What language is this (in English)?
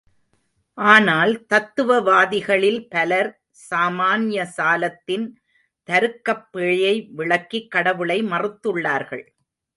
Tamil